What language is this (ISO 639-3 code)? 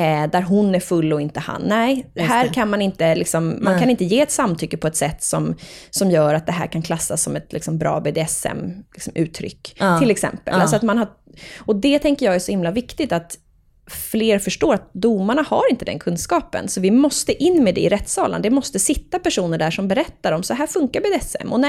swe